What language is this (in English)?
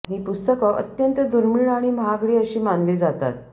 Marathi